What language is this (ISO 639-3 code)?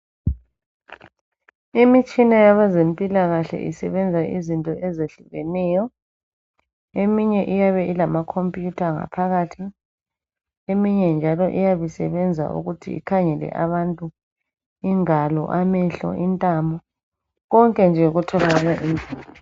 nde